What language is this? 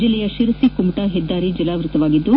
Kannada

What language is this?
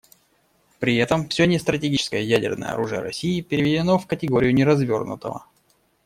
Russian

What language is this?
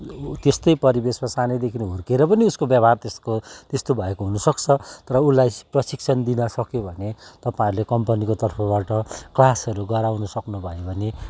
Nepali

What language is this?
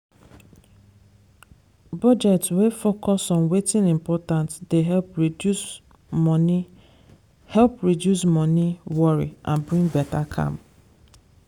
Nigerian Pidgin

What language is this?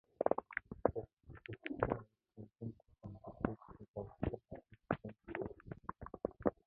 Mongolian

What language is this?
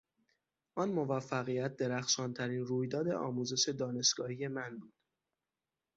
Persian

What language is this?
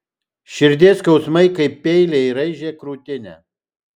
Lithuanian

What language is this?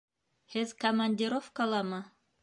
Bashkir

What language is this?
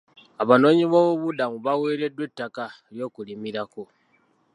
Ganda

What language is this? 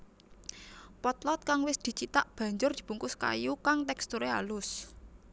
Javanese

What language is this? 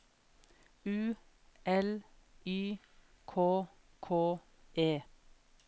Norwegian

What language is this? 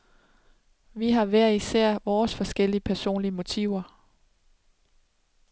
Danish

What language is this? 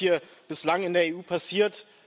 German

